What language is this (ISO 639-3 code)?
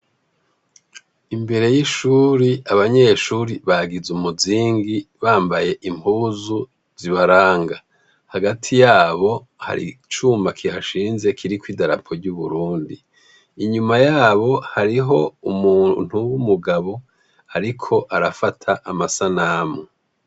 run